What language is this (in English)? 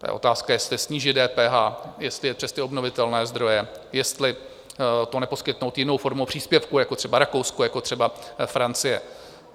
Czech